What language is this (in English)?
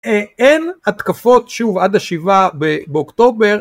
Hebrew